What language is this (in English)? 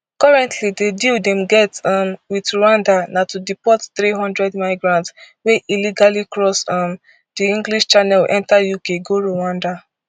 Nigerian Pidgin